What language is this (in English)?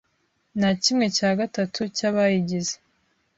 Kinyarwanda